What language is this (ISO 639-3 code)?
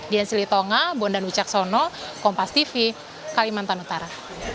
ind